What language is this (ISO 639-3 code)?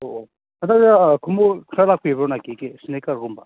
mni